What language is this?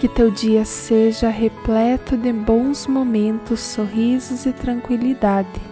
Portuguese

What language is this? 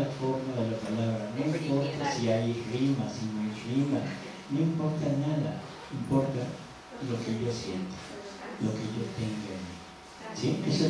Spanish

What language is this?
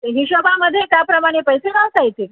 Marathi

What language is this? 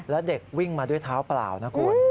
Thai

